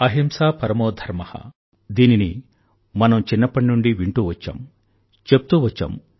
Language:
Telugu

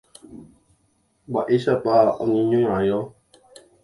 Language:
Guarani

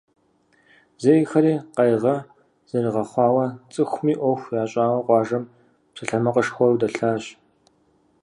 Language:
Kabardian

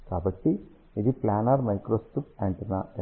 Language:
Telugu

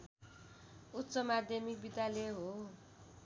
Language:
Nepali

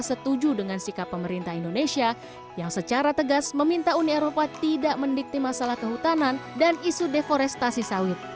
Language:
Indonesian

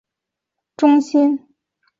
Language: Chinese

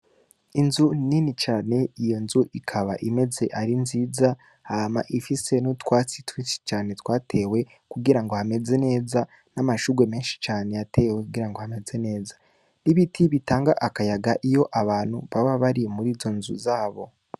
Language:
Rundi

